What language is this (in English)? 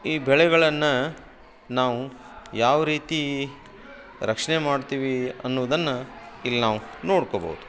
Kannada